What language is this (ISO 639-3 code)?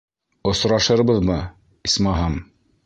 bak